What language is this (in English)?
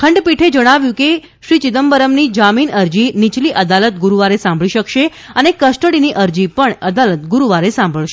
Gujarati